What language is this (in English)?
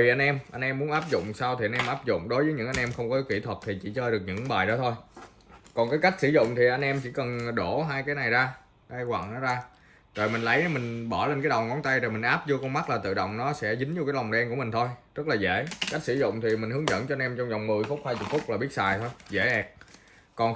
Vietnamese